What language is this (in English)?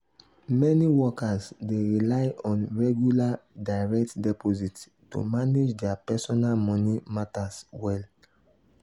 Nigerian Pidgin